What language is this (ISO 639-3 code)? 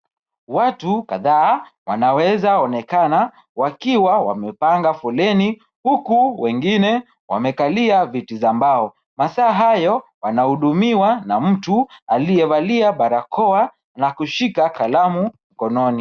swa